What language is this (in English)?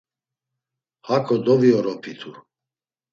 Laz